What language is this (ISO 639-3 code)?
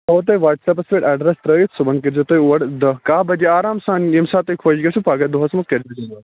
kas